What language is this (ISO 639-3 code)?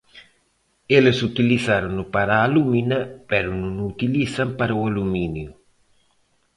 glg